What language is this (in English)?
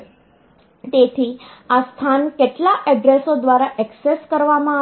Gujarati